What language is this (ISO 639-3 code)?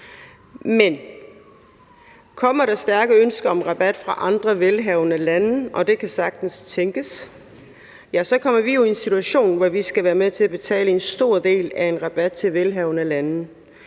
dan